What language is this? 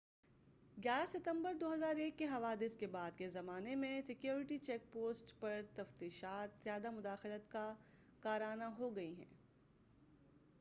Urdu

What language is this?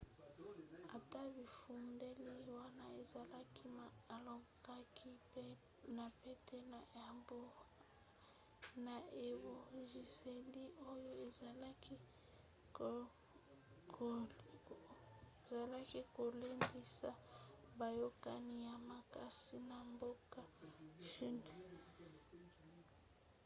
Lingala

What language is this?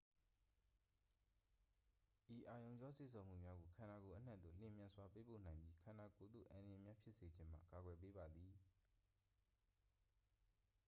Burmese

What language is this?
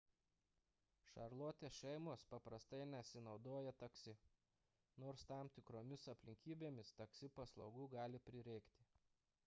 Lithuanian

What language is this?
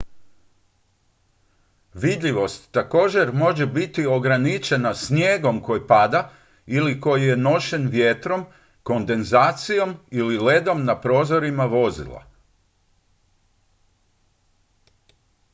Croatian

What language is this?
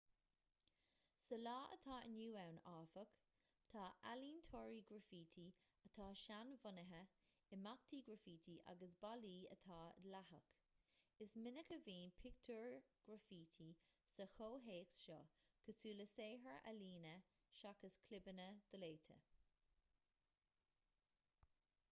Irish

